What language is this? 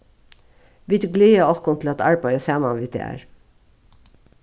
Faroese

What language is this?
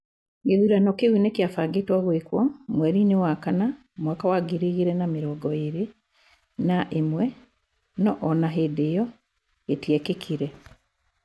Kikuyu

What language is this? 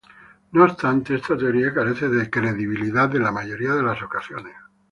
Spanish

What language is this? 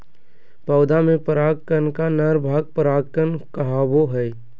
Magahi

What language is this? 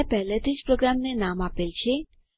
Gujarati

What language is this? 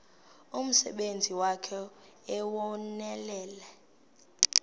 Xhosa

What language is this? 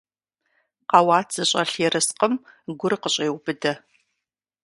Kabardian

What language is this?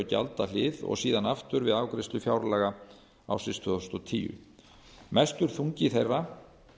Icelandic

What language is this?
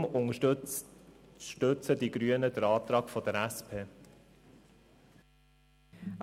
Swiss German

